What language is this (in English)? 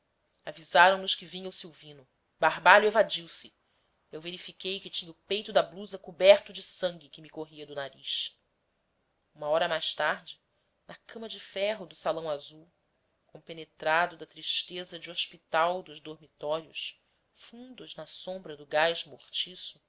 Portuguese